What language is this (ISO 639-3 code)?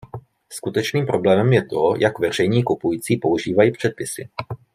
ces